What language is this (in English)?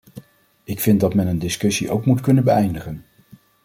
Dutch